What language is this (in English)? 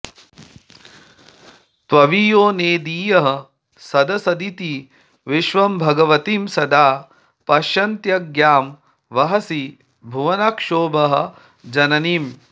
Sanskrit